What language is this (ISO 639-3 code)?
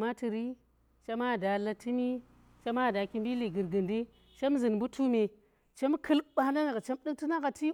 ttr